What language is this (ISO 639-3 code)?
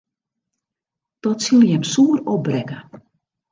fry